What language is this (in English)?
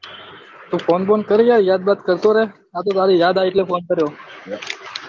Gujarati